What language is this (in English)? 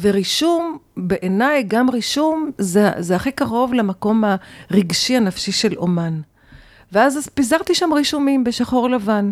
Hebrew